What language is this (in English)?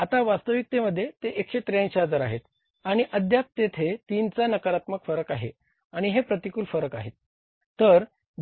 Marathi